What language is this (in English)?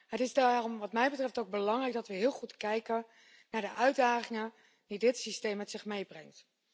Dutch